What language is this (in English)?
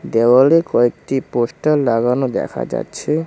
Bangla